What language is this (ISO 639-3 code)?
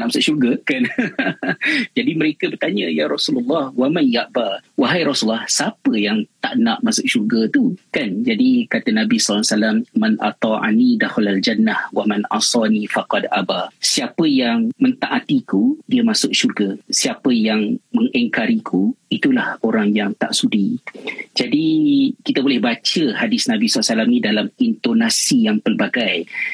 msa